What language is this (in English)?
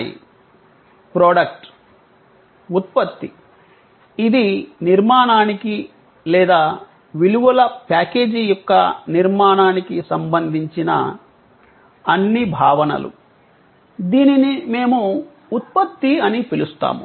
Telugu